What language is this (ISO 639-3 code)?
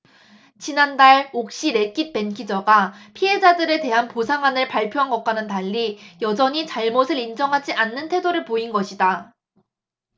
kor